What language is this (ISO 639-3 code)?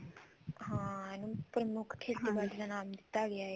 pan